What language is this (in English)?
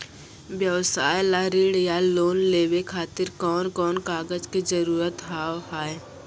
Maithili